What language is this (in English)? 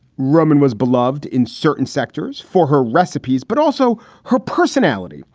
English